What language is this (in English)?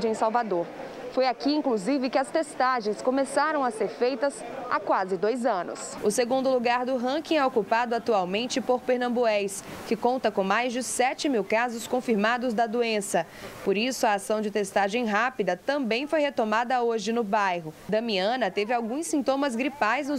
Portuguese